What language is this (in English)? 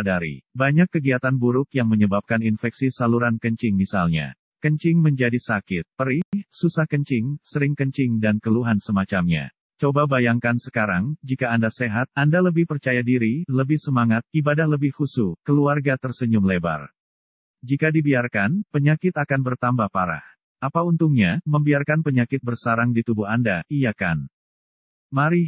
Indonesian